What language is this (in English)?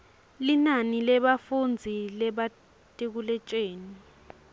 Swati